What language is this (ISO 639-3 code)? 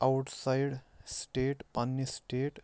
kas